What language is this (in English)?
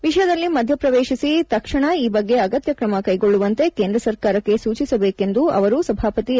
Kannada